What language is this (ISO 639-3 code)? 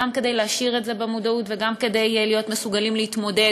heb